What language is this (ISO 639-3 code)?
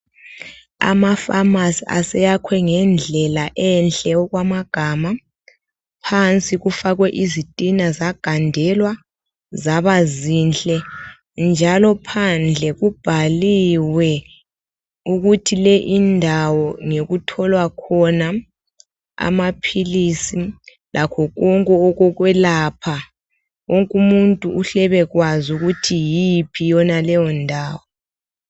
nde